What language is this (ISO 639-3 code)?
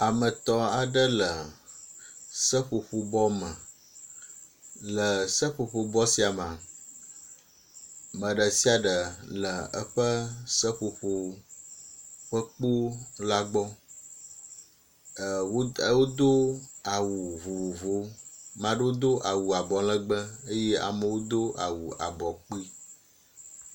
ewe